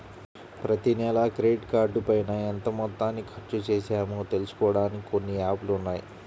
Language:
Telugu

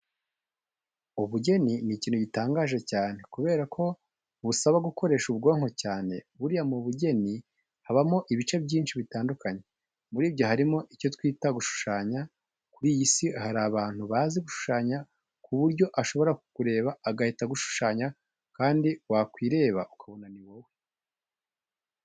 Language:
Kinyarwanda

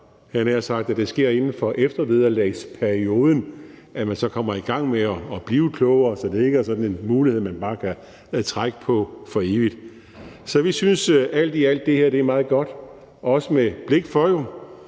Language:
Danish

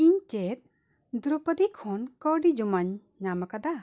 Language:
Santali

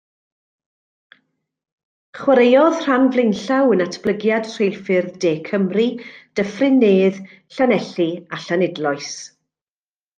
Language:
Welsh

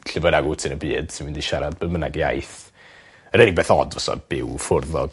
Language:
Welsh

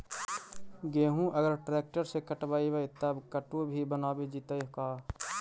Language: Magahi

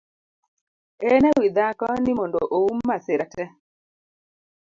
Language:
Luo (Kenya and Tanzania)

